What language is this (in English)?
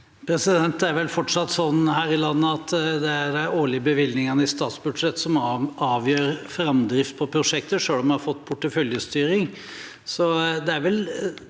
Norwegian